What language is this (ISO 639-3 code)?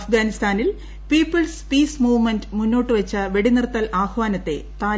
mal